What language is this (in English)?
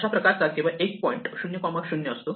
Marathi